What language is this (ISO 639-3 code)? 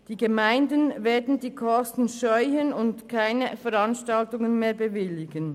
gsw